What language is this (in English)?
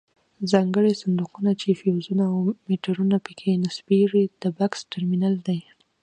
Pashto